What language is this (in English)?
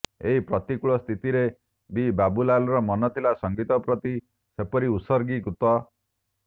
Odia